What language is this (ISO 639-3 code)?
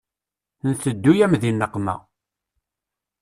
kab